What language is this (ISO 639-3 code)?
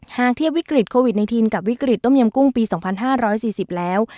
tha